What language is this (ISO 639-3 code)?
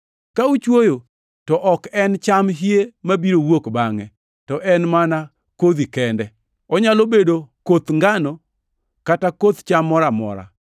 luo